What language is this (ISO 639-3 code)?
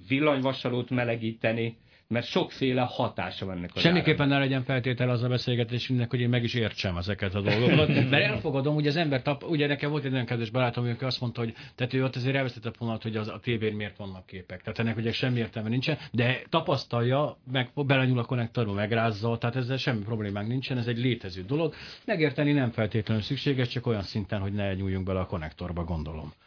hun